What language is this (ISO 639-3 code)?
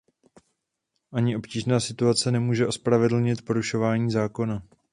ces